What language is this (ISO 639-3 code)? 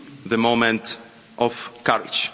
eng